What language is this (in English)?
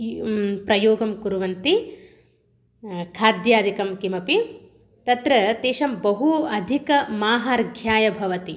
Sanskrit